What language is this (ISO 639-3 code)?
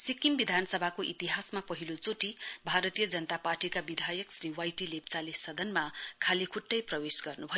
nep